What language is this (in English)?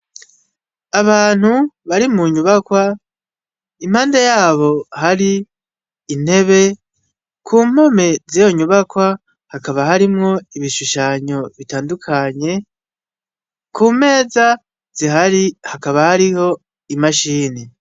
Rundi